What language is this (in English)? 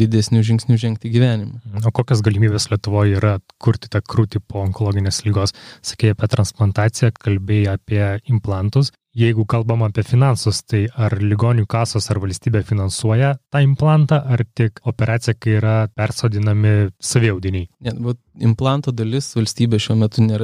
Polish